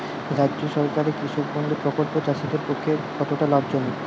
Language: Bangla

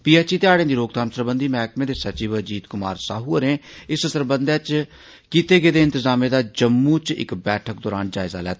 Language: Dogri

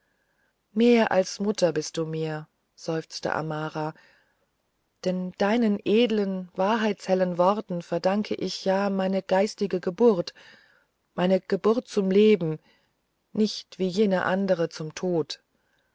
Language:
German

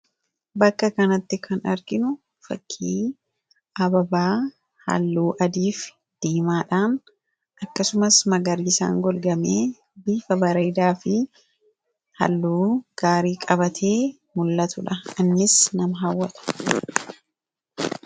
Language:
Oromo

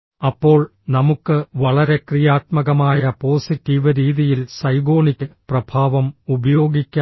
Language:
Malayalam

